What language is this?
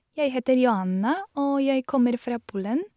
Norwegian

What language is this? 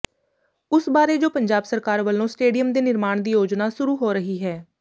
Punjabi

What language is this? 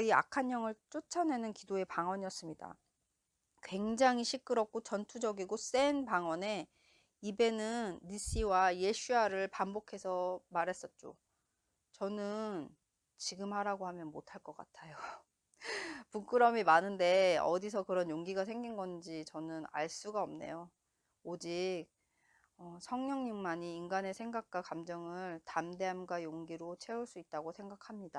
Korean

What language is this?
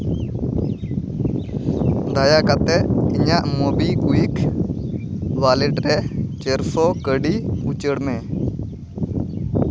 Santali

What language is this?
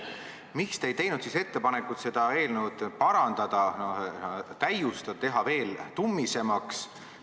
Estonian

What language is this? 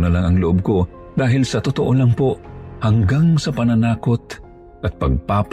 Filipino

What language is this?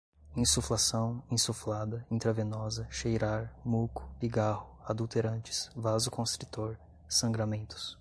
Portuguese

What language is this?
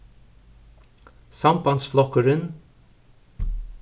Faroese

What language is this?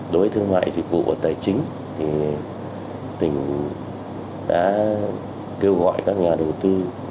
Vietnamese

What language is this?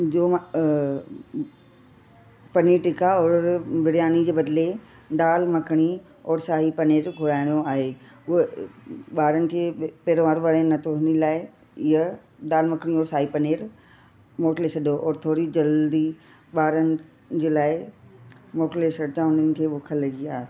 Sindhi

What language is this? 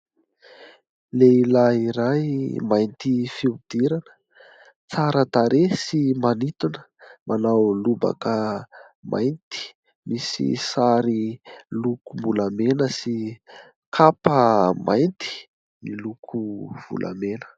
Malagasy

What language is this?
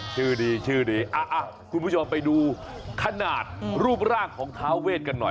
Thai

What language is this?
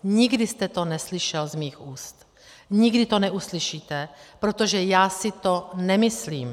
Czech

